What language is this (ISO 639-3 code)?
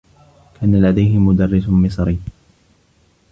ara